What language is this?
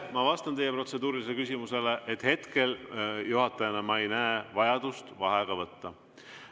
Estonian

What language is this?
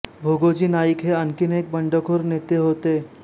Marathi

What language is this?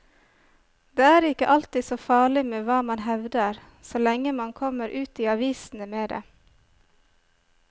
Norwegian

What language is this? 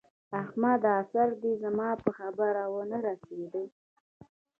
Pashto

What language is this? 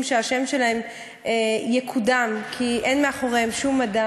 Hebrew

